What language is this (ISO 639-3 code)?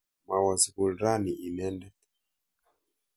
kln